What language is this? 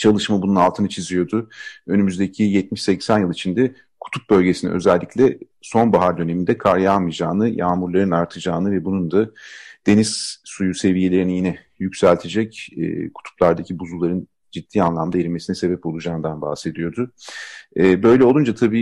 Turkish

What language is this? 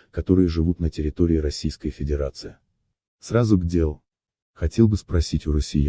Russian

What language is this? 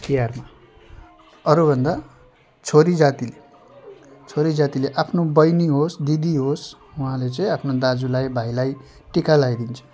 Nepali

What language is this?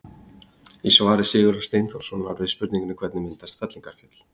Icelandic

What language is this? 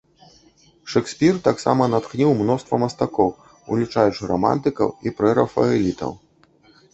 Belarusian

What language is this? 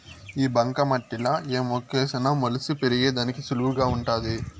Telugu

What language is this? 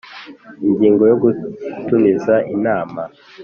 Kinyarwanda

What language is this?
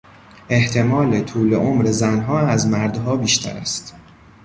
Persian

